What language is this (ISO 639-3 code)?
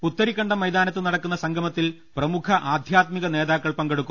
mal